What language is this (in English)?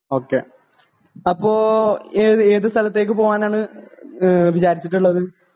Malayalam